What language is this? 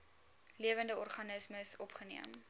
Afrikaans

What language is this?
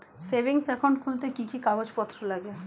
Bangla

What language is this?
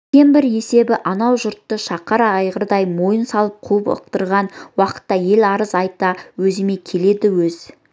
Kazakh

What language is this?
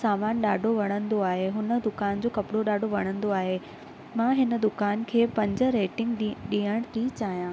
Sindhi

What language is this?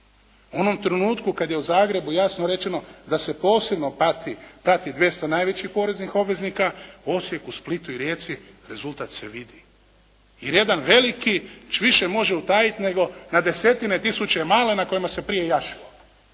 Croatian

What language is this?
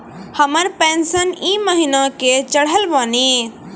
Maithili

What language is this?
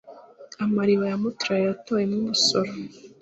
Kinyarwanda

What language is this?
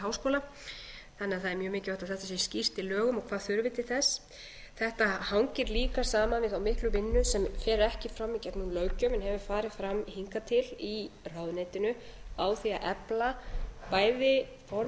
Icelandic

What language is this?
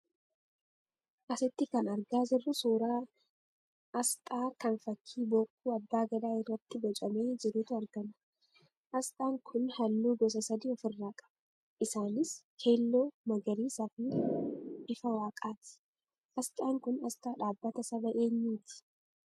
Oromo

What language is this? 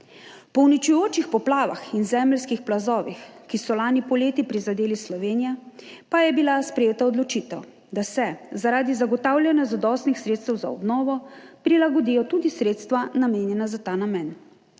Slovenian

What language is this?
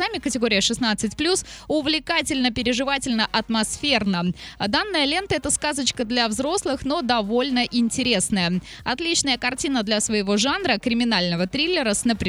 Russian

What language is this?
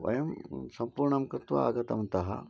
Sanskrit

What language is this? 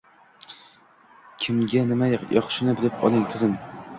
Uzbek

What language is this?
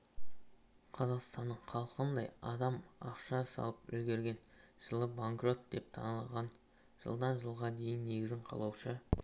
Kazakh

